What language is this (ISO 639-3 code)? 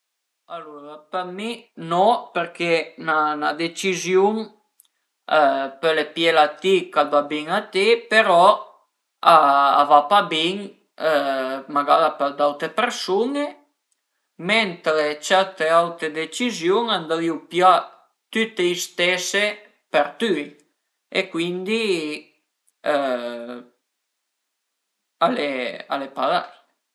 pms